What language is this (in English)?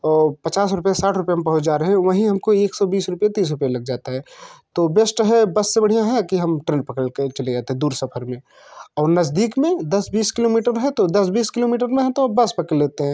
Hindi